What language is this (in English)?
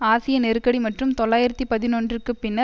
Tamil